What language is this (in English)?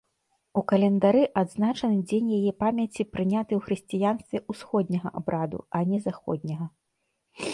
Belarusian